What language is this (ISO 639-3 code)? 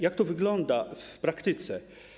pol